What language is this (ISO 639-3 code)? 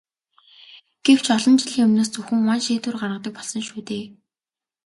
mon